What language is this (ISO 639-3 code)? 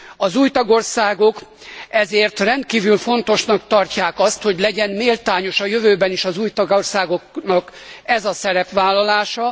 hun